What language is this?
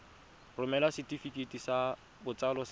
Tswana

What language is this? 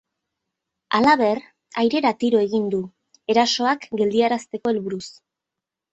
Basque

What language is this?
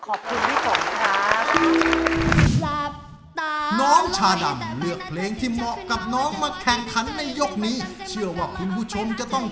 Thai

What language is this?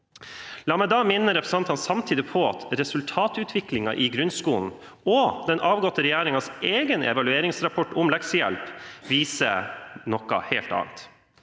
Norwegian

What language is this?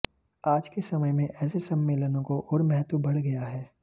Hindi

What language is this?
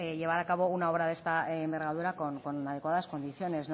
Spanish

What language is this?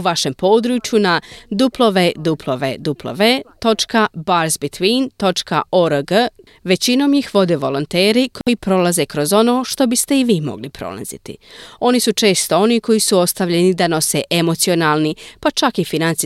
Croatian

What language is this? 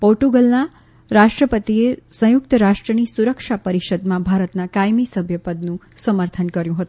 Gujarati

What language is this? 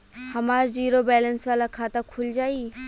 Bhojpuri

